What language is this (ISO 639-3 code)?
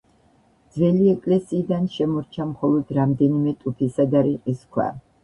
kat